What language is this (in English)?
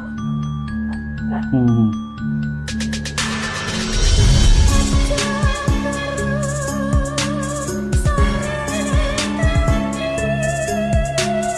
Indonesian